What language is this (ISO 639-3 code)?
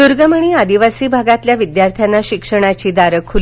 mar